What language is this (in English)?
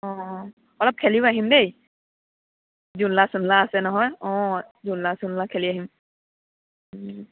Assamese